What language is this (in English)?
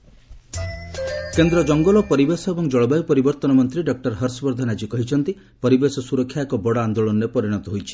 Odia